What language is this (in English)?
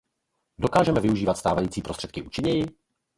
Czech